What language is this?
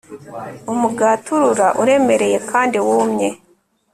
Kinyarwanda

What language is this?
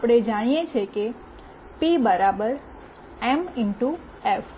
Gujarati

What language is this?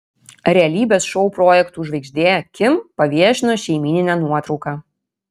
Lithuanian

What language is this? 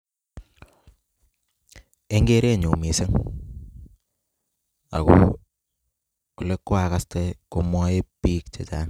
Kalenjin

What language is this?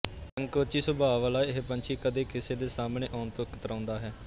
Punjabi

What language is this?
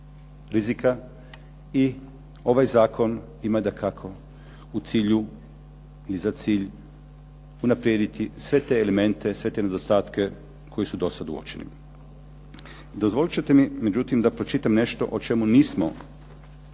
Croatian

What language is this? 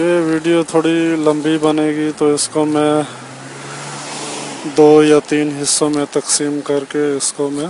Dutch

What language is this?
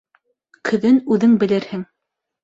Bashkir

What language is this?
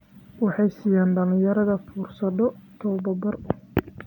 Somali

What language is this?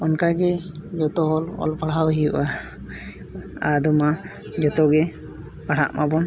Santali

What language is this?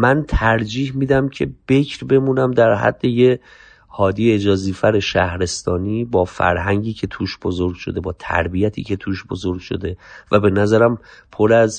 Persian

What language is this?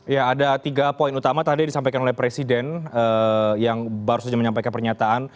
Indonesian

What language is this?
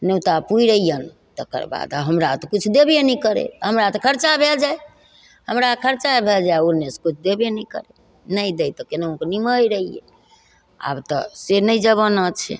Maithili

